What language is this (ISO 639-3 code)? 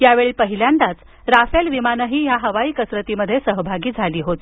mar